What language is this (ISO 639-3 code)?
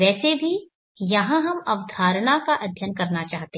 hin